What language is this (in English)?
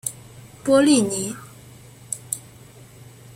Chinese